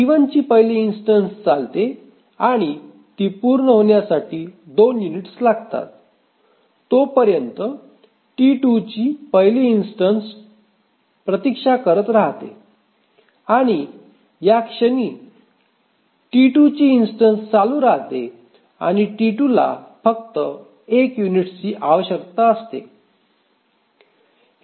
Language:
Marathi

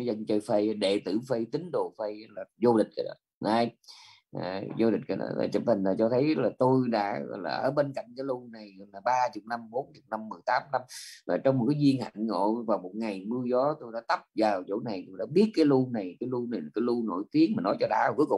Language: Vietnamese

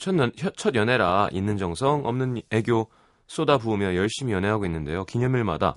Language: Korean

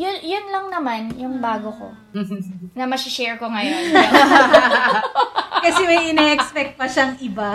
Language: Filipino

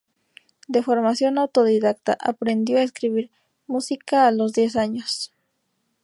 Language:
Spanish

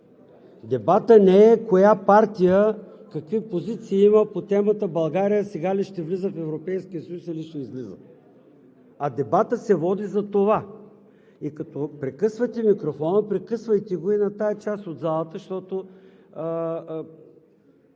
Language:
Bulgarian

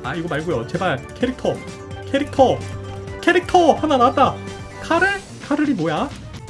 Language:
Korean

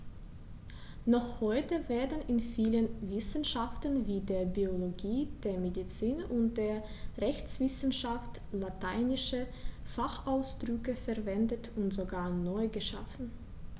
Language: German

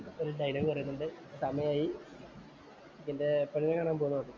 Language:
Malayalam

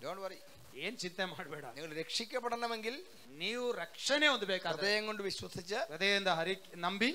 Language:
Malayalam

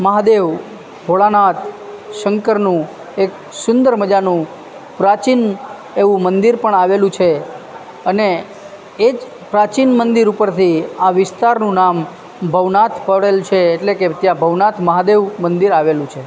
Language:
Gujarati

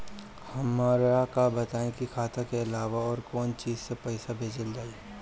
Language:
Bhojpuri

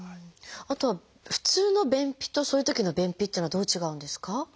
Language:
Japanese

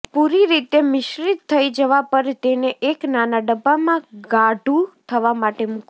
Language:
Gujarati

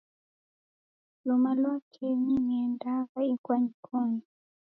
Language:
Taita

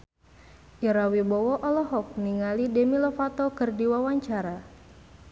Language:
Sundanese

